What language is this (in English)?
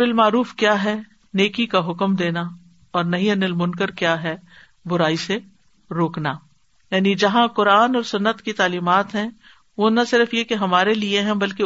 Urdu